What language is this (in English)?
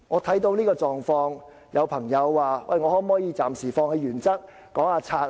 Cantonese